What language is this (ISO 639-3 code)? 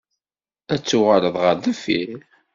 kab